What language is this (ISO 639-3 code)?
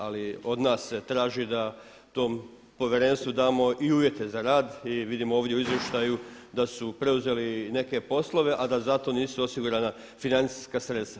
hrv